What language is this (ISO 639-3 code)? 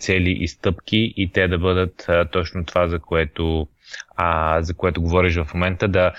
bul